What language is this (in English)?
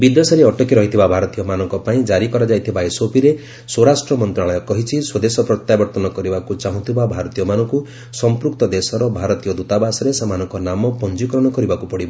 Odia